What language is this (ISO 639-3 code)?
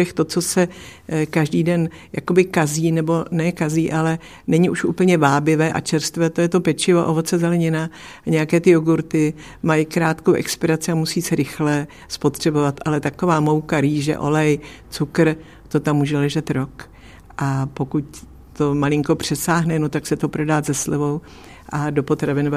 ces